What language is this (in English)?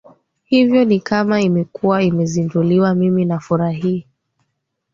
Swahili